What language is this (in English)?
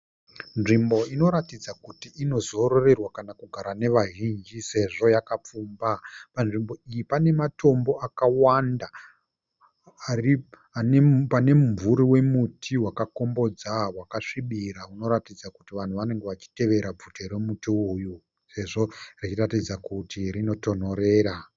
Shona